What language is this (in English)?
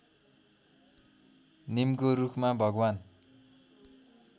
Nepali